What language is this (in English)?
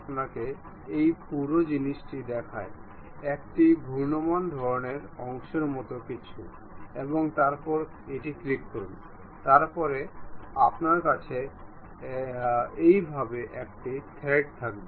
Bangla